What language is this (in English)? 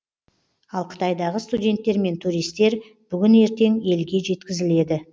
Kazakh